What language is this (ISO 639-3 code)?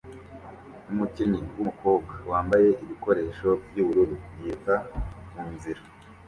kin